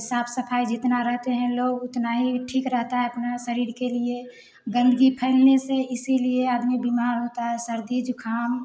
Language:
Hindi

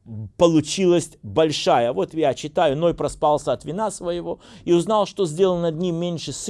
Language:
Russian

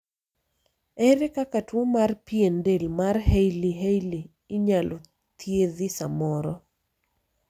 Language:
Luo (Kenya and Tanzania)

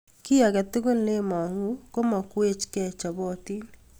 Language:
Kalenjin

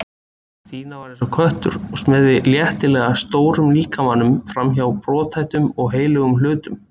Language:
Icelandic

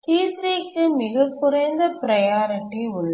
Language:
Tamil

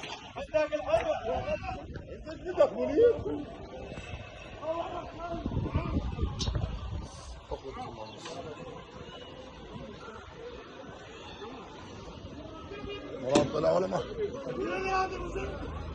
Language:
Arabic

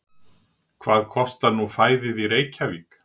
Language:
Icelandic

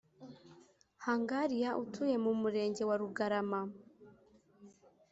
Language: Kinyarwanda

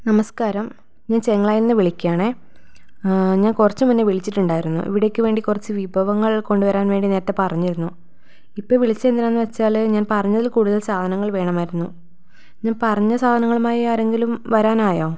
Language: Malayalam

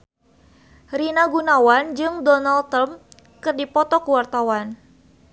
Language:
Sundanese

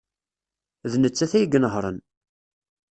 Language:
Kabyle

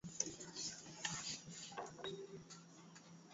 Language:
Swahili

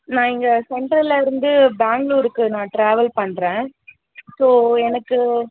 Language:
Tamil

